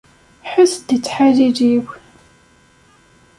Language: Kabyle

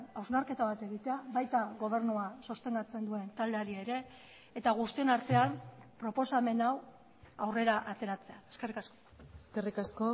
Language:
Basque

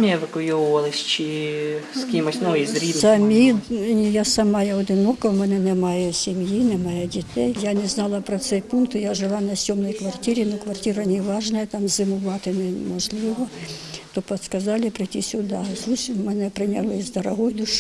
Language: Ukrainian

